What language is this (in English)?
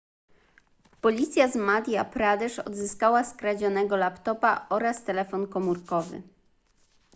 Polish